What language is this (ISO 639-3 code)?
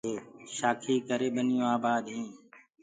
ggg